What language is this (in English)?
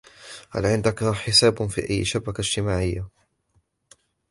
Arabic